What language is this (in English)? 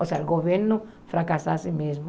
Portuguese